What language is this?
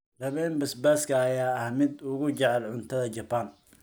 Somali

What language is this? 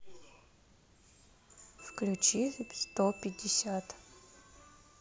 Russian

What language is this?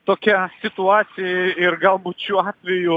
Lithuanian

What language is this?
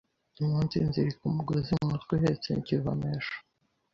Kinyarwanda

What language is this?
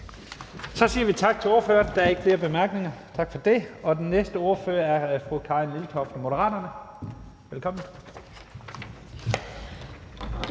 Danish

